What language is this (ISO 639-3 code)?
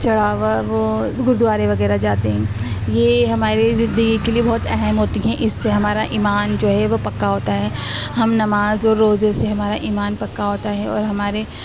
urd